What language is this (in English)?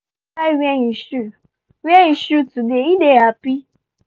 Nigerian Pidgin